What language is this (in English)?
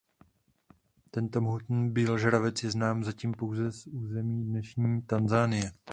Czech